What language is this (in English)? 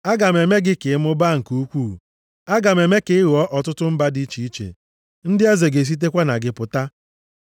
Igbo